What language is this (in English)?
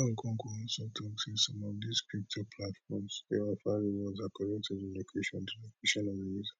Nigerian Pidgin